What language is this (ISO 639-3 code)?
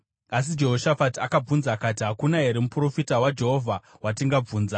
sna